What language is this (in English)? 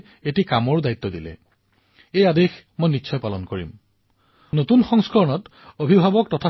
Assamese